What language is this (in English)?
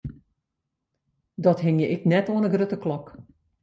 Western Frisian